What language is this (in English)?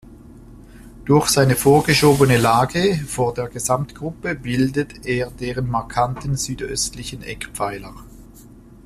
German